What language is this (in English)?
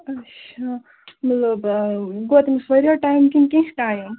Kashmiri